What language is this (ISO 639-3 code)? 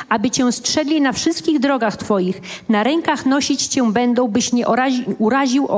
pol